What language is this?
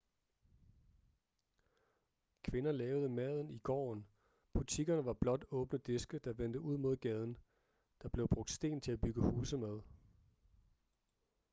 Danish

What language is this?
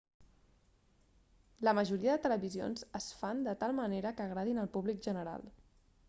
Catalan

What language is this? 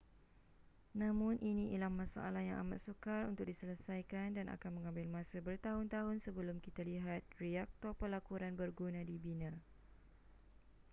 Malay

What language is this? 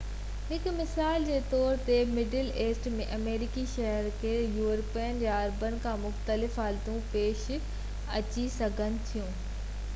Sindhi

